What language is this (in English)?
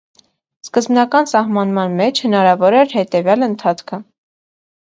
Armenian